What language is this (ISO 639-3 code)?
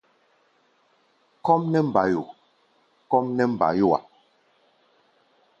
gba